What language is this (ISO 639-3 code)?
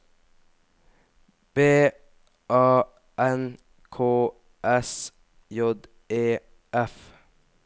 nor